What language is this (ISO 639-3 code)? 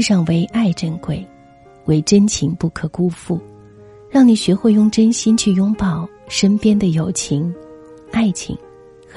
zho